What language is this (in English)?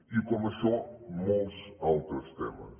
Catalan